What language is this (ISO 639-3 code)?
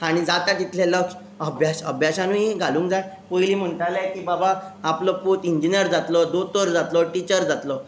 kok